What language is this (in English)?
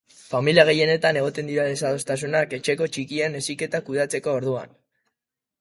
Basque